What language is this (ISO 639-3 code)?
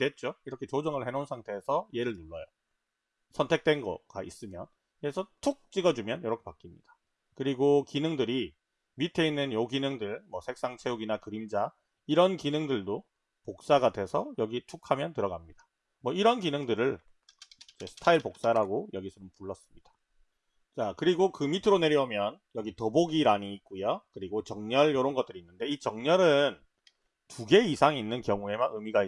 kor